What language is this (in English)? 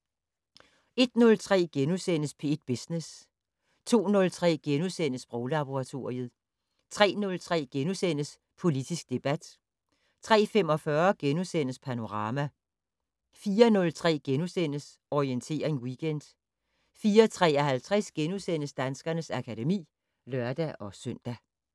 Danish